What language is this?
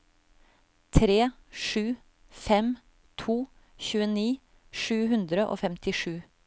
Norwegian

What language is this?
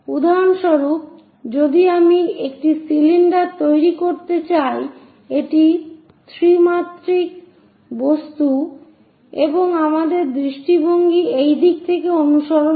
Bangla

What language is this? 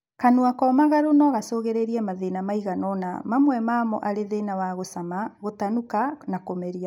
Kikuyu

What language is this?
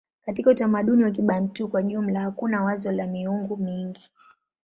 Swahili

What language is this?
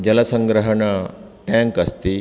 Sanskrit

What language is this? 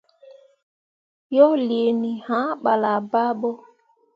Mundang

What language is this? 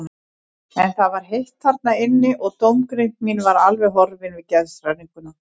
Icelandic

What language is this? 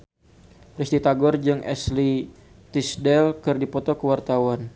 Sundanese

